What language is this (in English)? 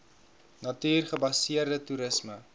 Afrikaans